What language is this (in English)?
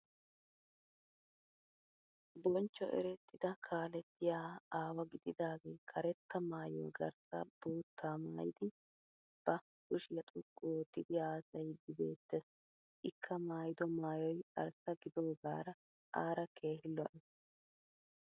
Wolaytta